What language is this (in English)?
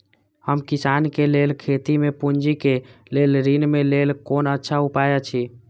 Maithili